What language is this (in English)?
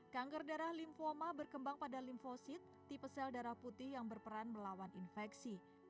Indonesian